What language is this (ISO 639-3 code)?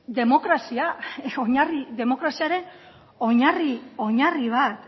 eus